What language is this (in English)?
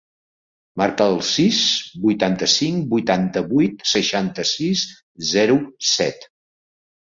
Catalan